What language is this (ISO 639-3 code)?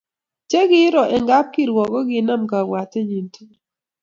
kln